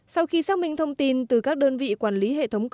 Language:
Vietnamese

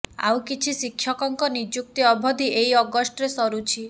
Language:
Odia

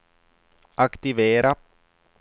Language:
Swedish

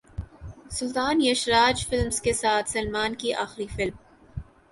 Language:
Urdu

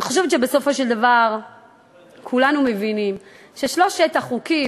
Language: Hebrew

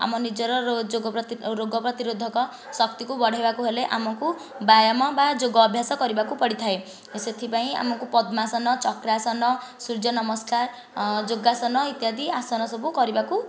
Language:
Odia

